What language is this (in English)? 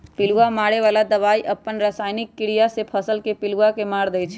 Magahi